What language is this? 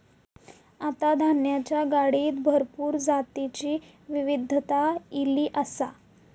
Marathi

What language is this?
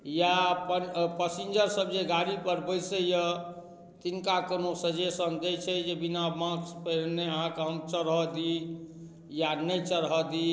Maithili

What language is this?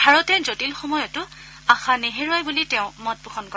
Assamese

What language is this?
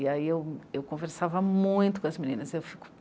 Portuguese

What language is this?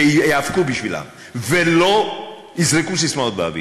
Hebrew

